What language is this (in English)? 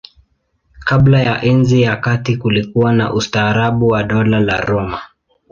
Swahili